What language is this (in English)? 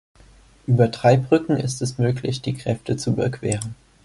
German